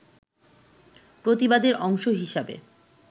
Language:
Bangla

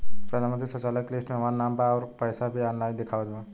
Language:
Bhojpuri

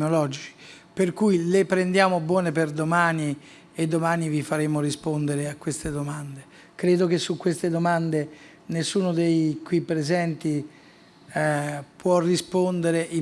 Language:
Italian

